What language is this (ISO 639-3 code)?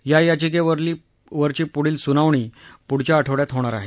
mar